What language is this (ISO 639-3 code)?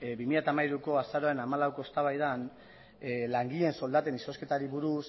eus